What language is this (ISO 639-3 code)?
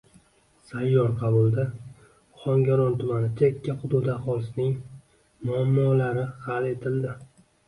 uzb